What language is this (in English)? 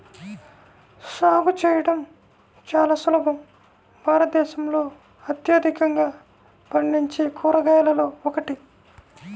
Telugu